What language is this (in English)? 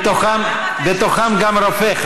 Hebrew